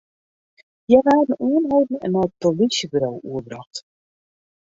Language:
Western Frisian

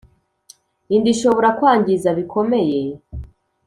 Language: Kinyarwanda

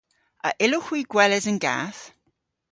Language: Cornish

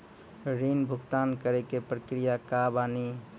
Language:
Maithili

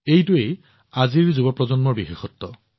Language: Assamese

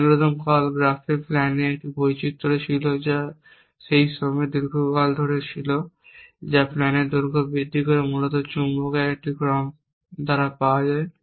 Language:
Bangla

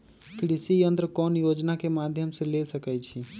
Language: Magahi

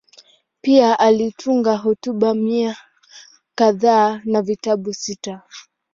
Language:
Swahili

